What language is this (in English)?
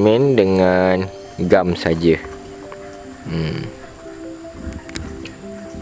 Malay